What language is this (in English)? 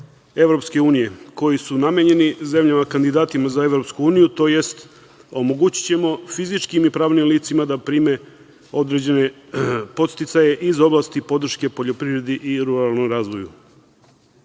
Serbian